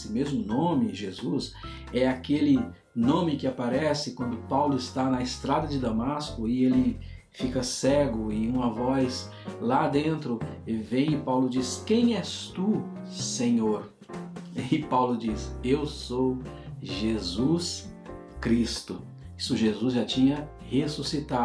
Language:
Portuguese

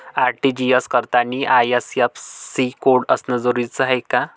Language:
Marathi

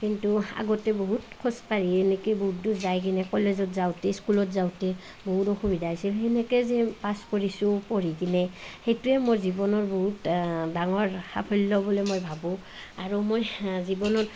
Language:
Assamese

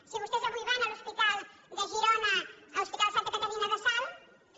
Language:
Catalan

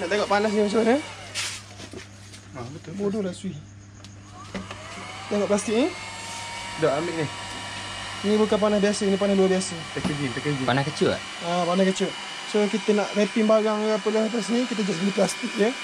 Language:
Malay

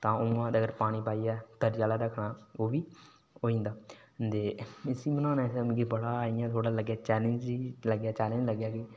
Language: Dogri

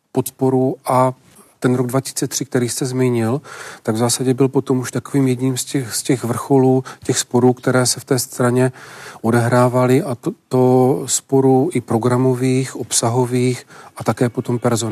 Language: Czech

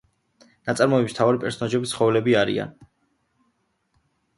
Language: Georgian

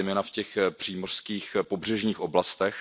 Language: Czech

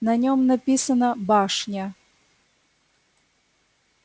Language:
Russian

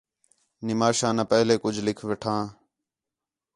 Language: Khetrani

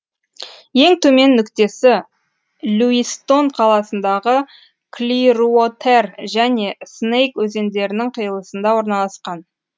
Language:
Kazakh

